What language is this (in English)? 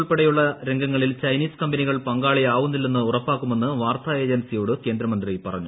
Malayalam